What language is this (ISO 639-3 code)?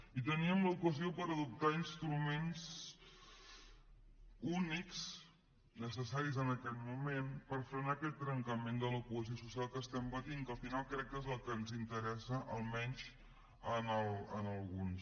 cat